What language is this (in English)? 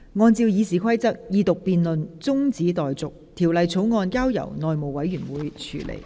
Cantonese